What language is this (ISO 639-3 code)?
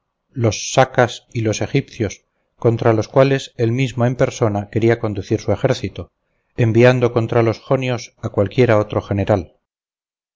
spa